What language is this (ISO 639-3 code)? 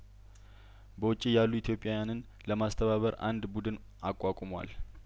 amh